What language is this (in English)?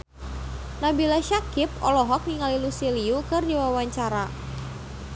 Sundanese